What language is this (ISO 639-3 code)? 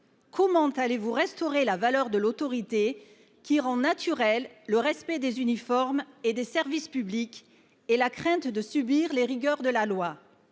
fra